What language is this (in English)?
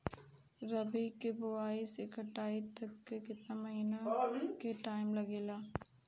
Bhojpuri